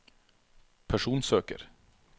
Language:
Norwegian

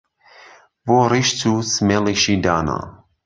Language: Central Kurdish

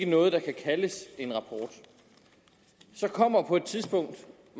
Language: Danish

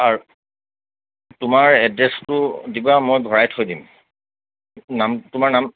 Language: Assamese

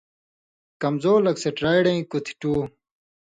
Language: Indus Kohistani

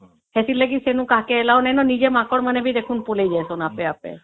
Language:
Odia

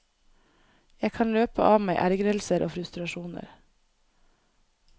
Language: Norwegian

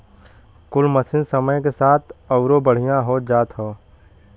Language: Bhojpuri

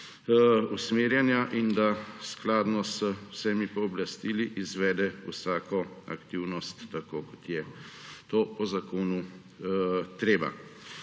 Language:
Slovenian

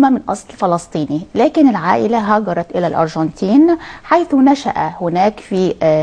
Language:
Arabic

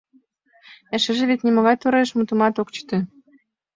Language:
Mari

